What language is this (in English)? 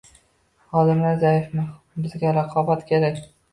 Uzbek